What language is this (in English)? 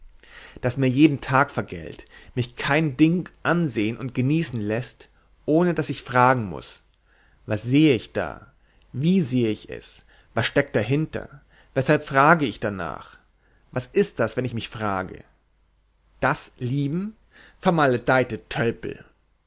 German